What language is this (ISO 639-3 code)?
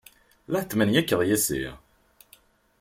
kab